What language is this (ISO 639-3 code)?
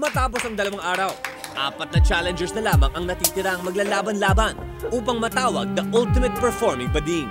fil